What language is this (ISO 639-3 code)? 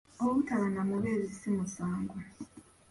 lug